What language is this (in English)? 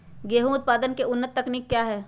Magahi